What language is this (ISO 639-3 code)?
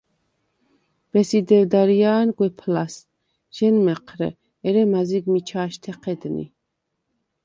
sva